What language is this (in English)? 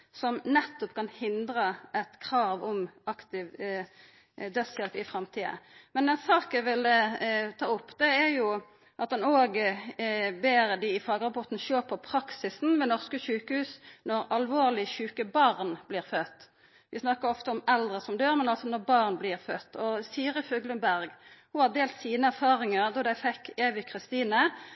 Norwegian Nynorsk